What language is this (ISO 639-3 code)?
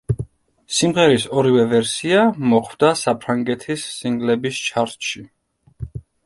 kat